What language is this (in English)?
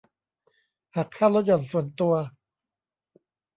Thai